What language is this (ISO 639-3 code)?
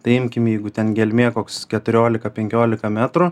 lit